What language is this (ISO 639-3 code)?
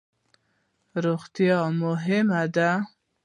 pus